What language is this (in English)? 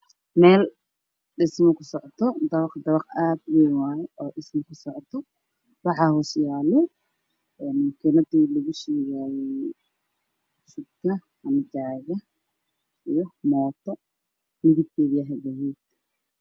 Somali